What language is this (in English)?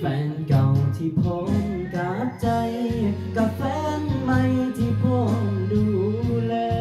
Thai